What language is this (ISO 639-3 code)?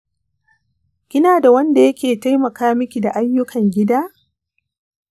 hau